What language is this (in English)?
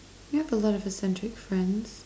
English